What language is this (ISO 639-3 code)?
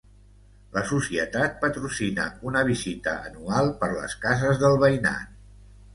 cat